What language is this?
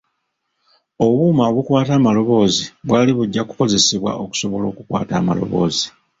Ganda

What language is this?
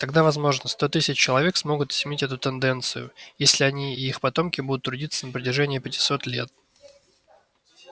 Russian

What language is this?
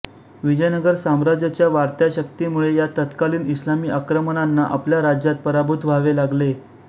Marathi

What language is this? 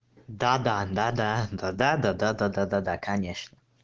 Russian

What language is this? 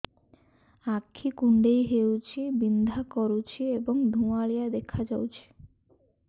Odia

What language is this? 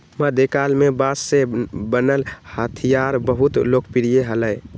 Magahi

